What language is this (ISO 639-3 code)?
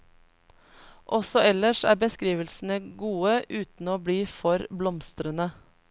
nor